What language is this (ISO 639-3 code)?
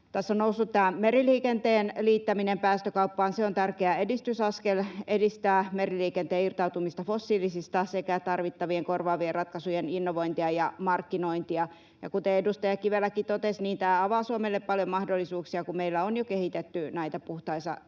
fin